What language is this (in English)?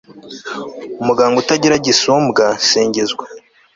Kinyarwanda